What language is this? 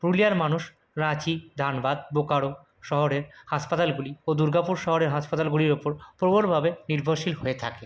Bangla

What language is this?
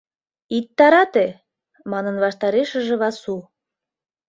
Mari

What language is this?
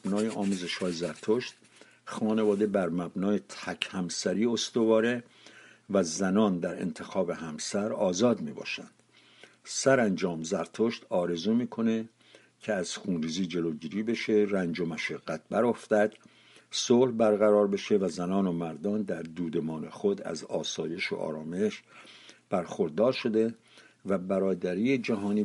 Persian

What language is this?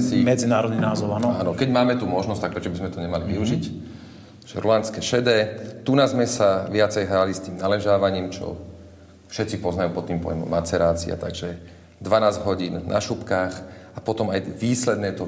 Slovak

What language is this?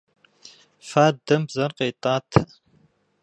Kabardian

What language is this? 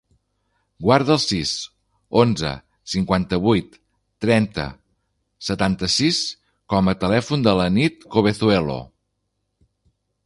Catalan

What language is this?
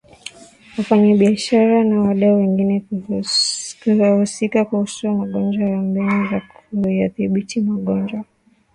Swahili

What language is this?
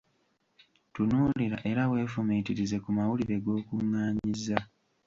Ganda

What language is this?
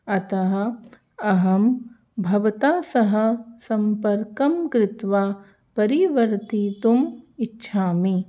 Sanskrit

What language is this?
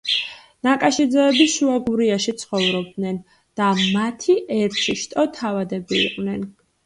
Georgian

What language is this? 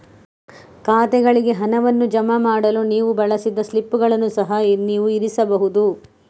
Kannada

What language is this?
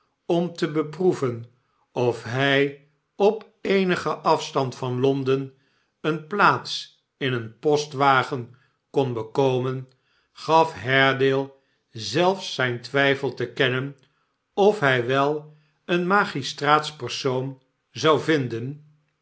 Dutch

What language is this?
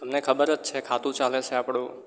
Gujarati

